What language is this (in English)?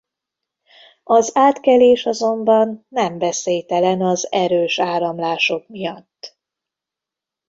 Hungarian